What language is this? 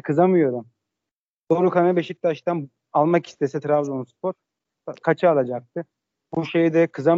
Turkish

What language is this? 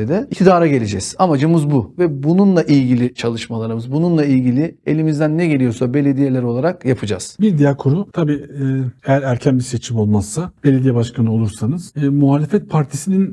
Turkish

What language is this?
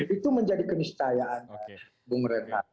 Indonesian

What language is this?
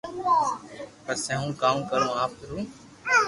Loarki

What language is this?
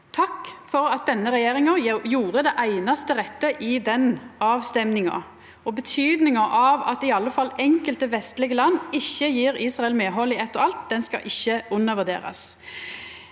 Norwegian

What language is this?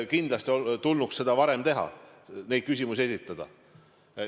Estonian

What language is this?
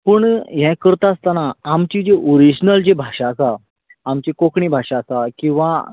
Konkani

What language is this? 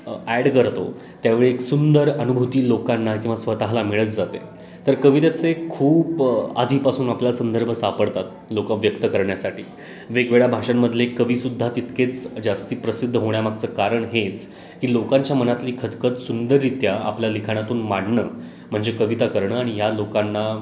Marathi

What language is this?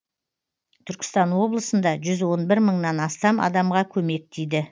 Kazakh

